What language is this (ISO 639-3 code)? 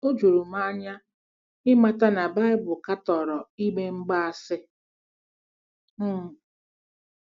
ibo